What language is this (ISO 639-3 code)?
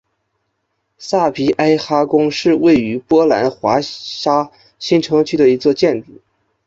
zho